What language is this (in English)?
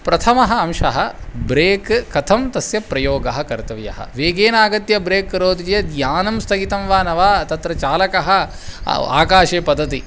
Sanskrit